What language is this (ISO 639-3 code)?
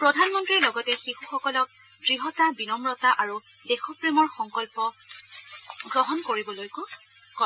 asm